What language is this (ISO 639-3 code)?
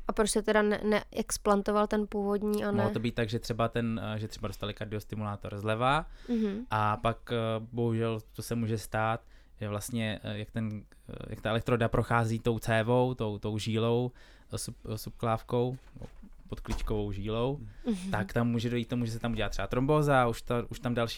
ces